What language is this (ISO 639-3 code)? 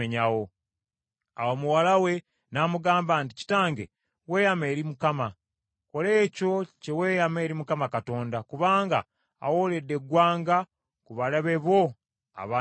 lug